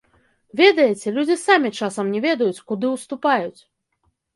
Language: Belarusian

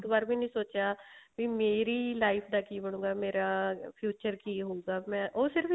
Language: Punjabi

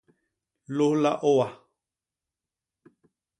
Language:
Basaa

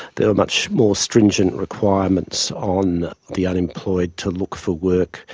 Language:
English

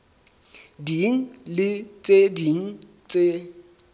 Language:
Southern Sotho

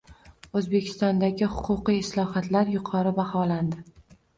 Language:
Uzbek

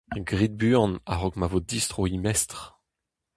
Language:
Breton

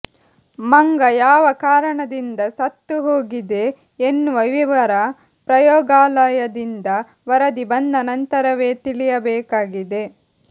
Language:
Kannada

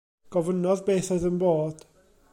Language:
Welsh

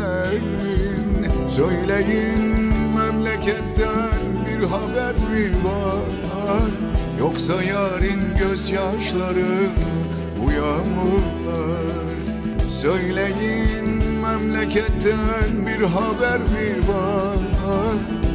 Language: Turkish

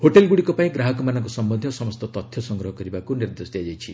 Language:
Odia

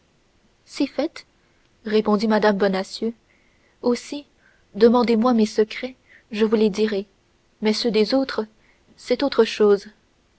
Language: French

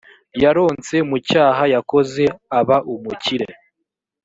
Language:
Kinyarwanda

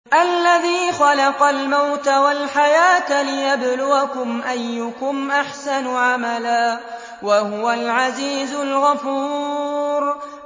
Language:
Arabic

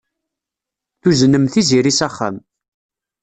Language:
Kabyle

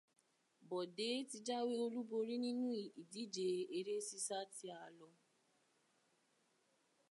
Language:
Yoruba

